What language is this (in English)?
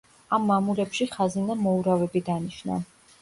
Georgian